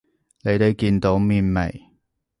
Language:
Cantonese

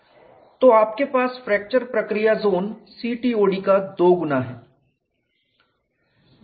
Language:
Hindi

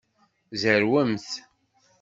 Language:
Kabyle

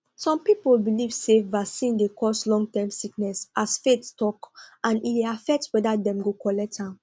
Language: Nigerian Pidgin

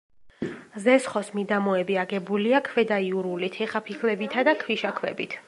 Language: Georgian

